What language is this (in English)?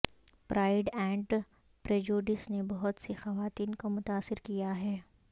Urdu